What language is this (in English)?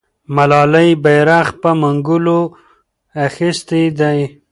Pashto